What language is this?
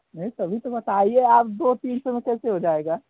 Hindi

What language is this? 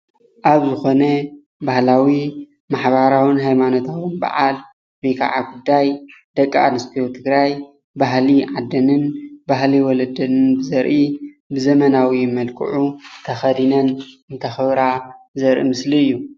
Tigrinya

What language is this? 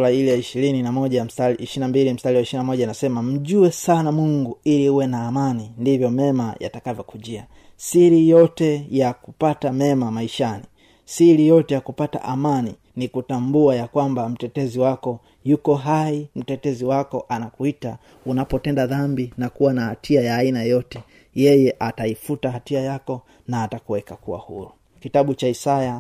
Swahili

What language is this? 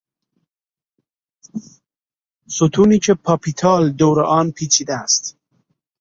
Persian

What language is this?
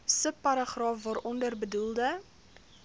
Afrikaans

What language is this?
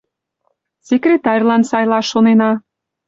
Mari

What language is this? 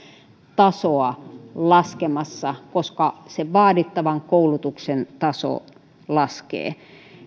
Finnish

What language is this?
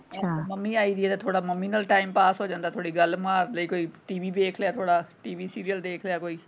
Punjabi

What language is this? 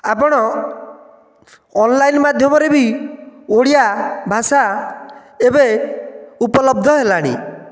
Odia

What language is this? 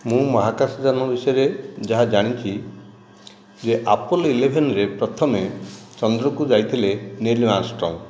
Odia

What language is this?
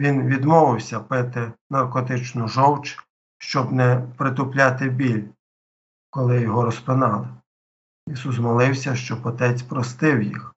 Ukrainian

